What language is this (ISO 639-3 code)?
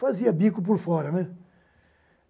por